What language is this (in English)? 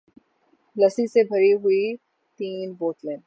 Urdu